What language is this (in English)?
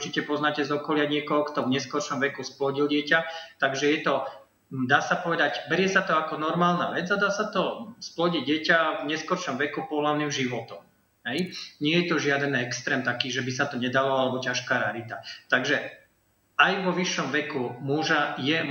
Slovak